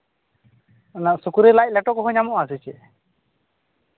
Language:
Santali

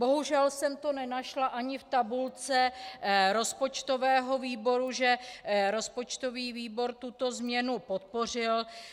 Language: Czech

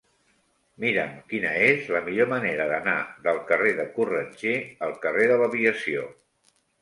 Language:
Catalan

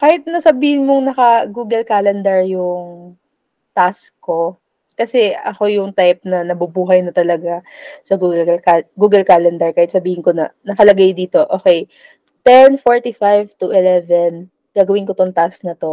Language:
Filipino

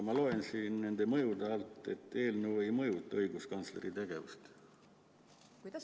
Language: Estonian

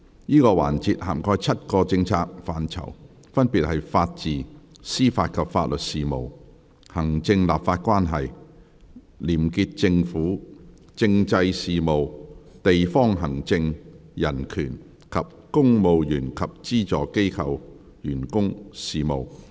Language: Cantonese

